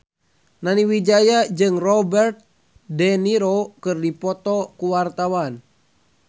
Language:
Sundanese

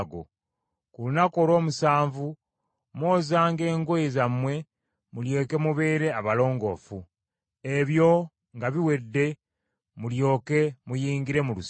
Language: Ganda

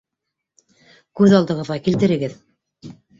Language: Bashkir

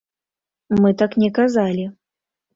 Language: Belarusian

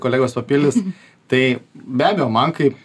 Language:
Lithuanian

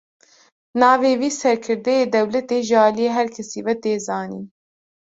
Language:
Kurdish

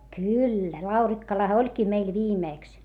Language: Finnish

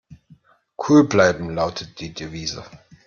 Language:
German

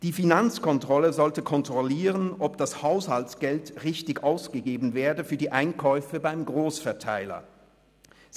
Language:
Swiss German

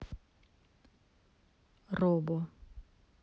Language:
Russian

